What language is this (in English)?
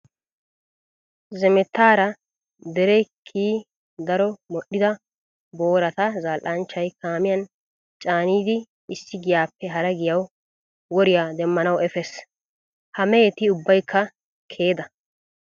Wolaytta